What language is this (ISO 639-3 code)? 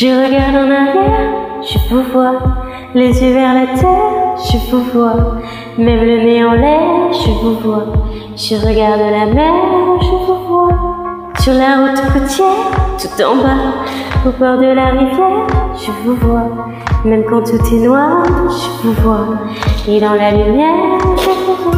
vie